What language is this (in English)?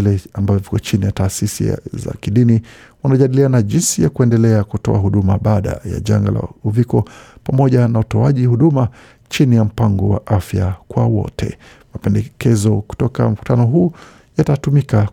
Swahili